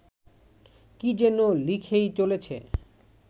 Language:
Bangla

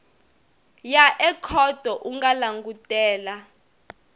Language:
Tsonga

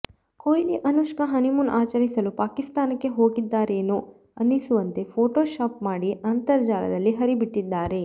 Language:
Kannada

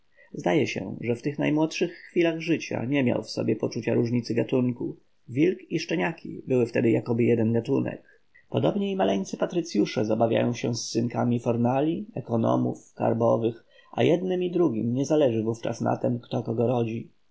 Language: Polish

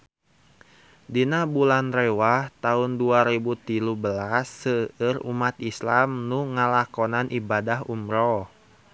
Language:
Sundanese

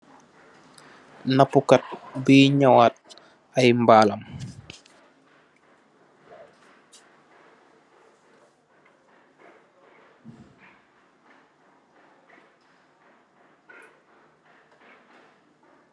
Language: Wolof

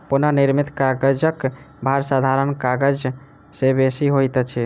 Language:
Maithili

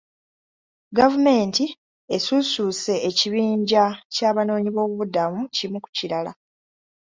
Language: Ganda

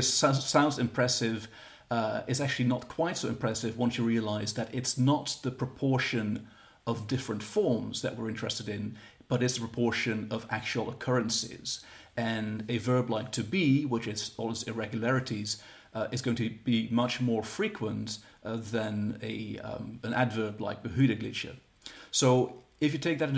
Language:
English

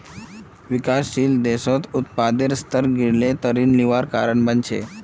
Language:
Magahi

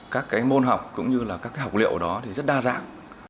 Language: Vietnamese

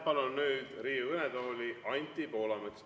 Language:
Estonian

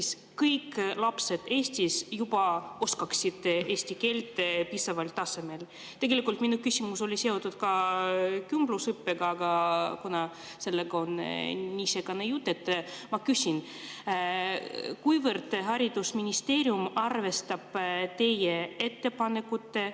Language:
Estonian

